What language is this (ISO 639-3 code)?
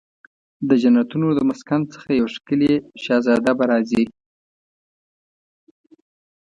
pus